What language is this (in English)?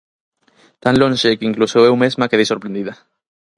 Galician